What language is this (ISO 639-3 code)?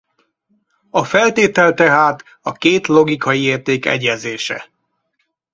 hun